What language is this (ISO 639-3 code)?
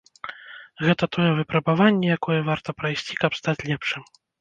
bel